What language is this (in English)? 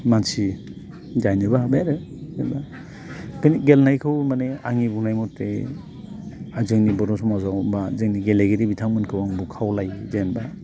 Bodo